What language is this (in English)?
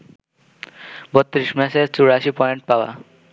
Bangla